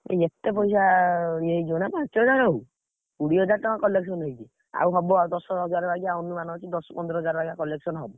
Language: Odia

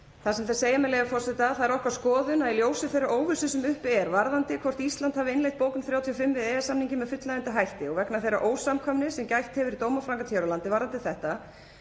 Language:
Icelandic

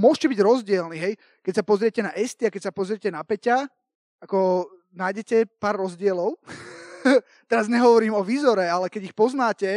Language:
Slovak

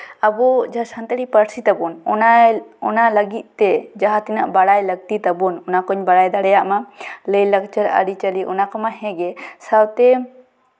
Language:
Santali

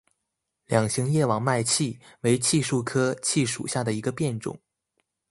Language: Chinese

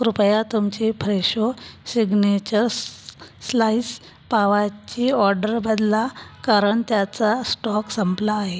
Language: Marathi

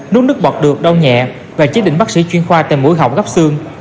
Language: Vietnamese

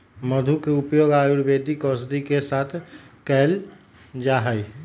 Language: Magahi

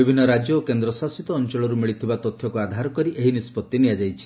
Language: Odia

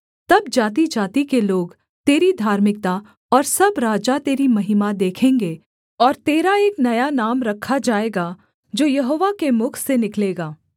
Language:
Hindi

